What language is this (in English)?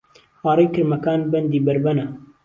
Central Kurdish